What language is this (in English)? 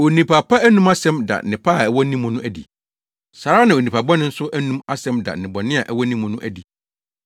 Akan